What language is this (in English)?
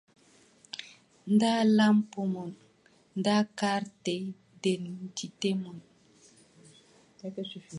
Adamawa Fulfulde